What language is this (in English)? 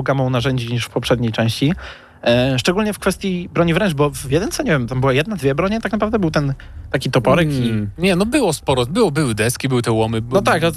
Polish